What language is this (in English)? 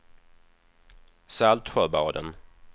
Swedish